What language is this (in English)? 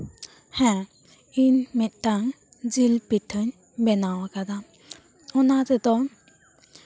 Santali